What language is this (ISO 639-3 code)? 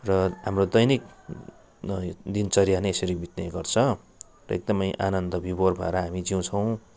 nep